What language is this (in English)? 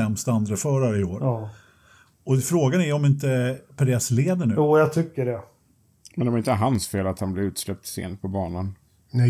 Swedish